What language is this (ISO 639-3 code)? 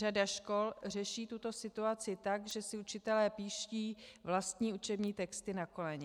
ces